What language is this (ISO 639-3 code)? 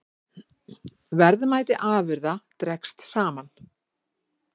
isl